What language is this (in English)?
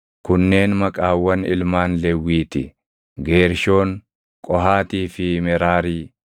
Oromo